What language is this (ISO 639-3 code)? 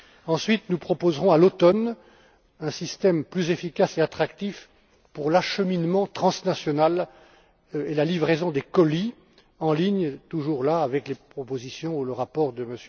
fra